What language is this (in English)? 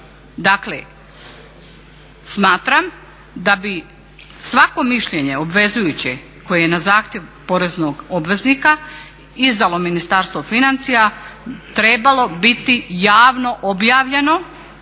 Croatian